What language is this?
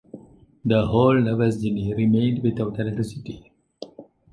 English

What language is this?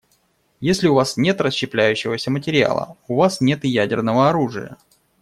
Russian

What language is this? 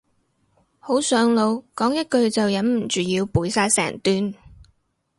Cantonese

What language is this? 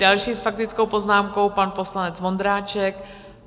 Czech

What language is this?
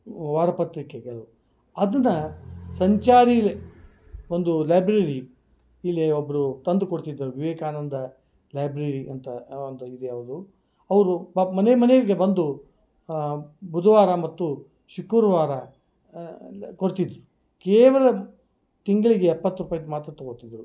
Kannada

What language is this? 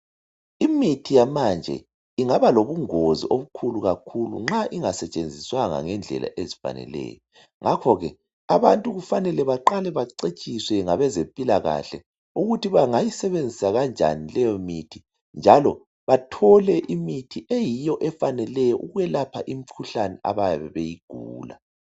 North Ndebele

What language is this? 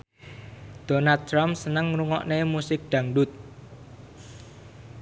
Javanese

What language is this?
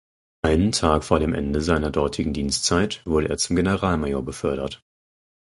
German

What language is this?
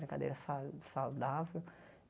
Portuguese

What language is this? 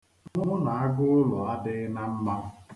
Igbo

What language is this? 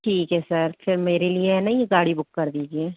Hindi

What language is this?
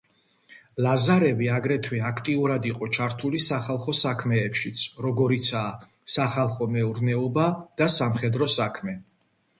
Georgian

